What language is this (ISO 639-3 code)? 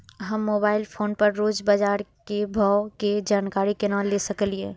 mai